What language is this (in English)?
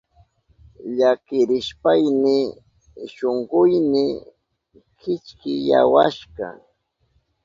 Southern Pastaza Quechua